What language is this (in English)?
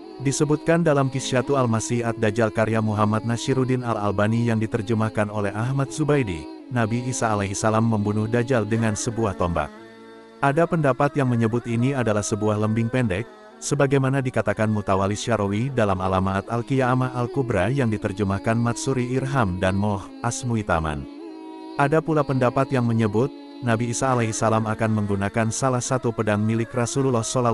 Indonesian